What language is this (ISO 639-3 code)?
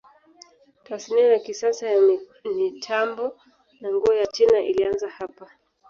swa